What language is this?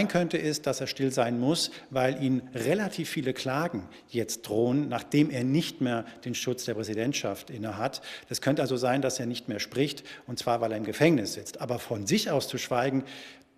German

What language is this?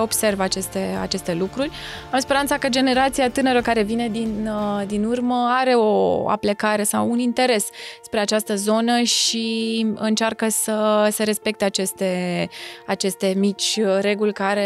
Romanian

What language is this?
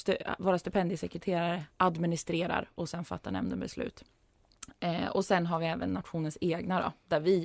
Swedish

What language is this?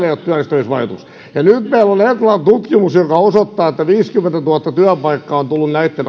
Finnish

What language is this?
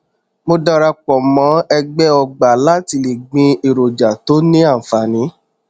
Yoruba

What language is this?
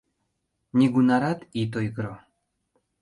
Mari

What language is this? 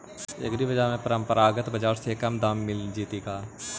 Magahi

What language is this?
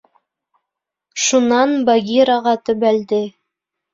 Bashkir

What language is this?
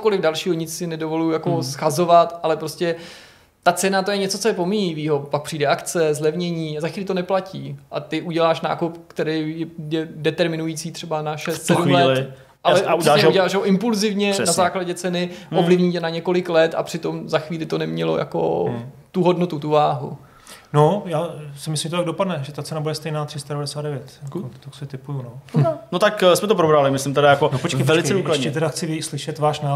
Czech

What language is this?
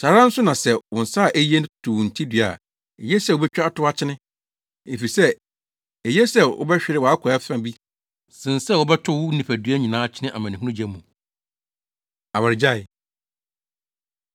Akan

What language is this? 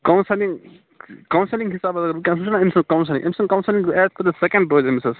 Kashmiri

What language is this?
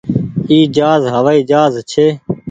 Goaria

